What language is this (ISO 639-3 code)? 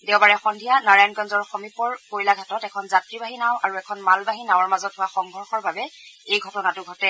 asm